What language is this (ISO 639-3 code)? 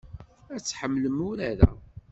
kab